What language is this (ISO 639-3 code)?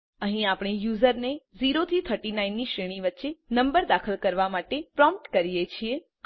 guj